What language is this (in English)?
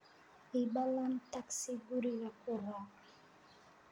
Somali